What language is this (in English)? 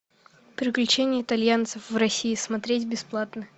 Russian